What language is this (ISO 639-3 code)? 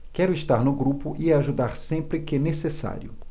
por